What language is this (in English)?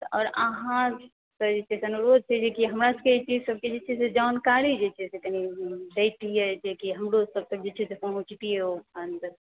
Maithili